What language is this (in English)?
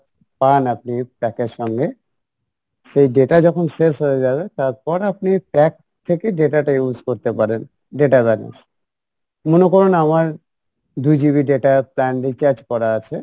Bangla